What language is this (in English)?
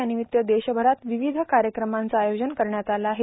Marathi